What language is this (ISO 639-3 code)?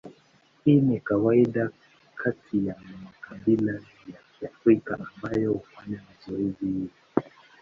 swa